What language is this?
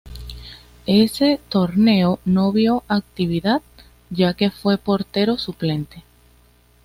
Spanish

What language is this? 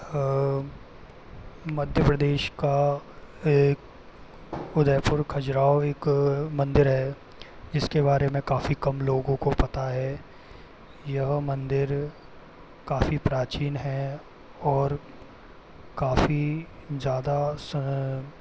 Hindi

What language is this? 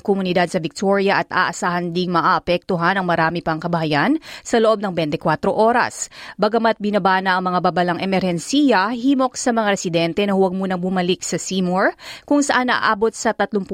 Filipino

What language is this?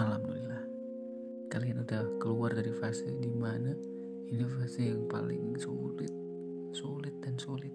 Indonesian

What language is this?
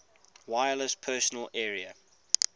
English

